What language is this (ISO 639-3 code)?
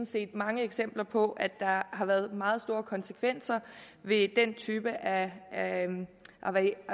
dan